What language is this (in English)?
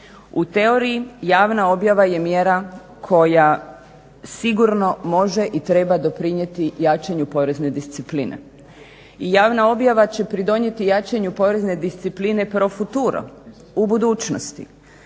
Croatian